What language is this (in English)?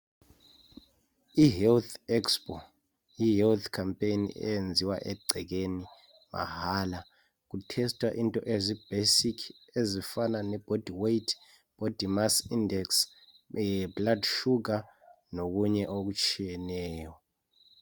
North Ndebele